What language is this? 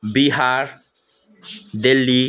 Nepali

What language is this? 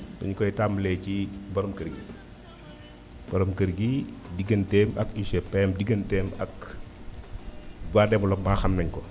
Wolof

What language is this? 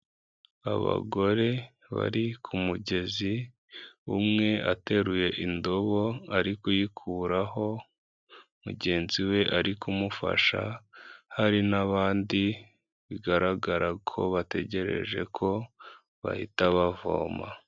Kinyarwanda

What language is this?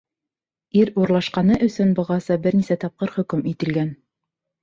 Bashkir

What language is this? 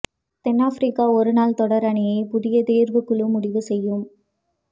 Tamil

